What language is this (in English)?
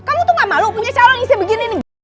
Indonesian